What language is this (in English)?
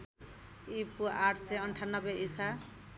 Nepali